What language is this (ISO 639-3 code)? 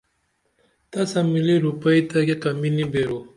dml